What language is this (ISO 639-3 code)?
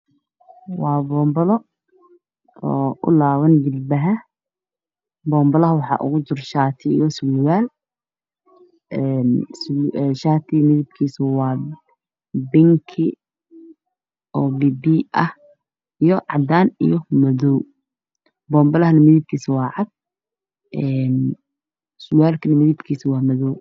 som